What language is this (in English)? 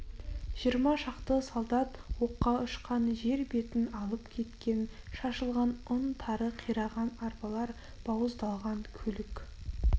Kazakh